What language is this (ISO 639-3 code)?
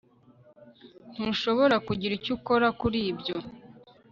kin